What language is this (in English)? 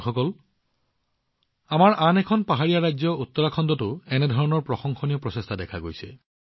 Assamese